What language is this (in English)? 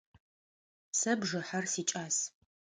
Adyghe